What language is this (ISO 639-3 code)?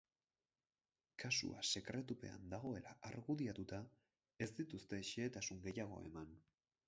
eus